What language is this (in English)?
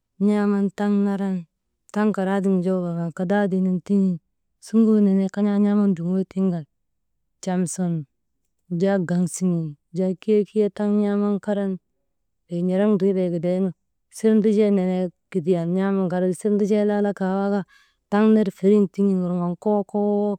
Maba